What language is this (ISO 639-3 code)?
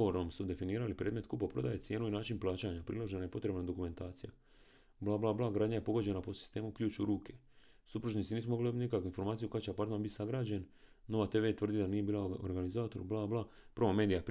hrv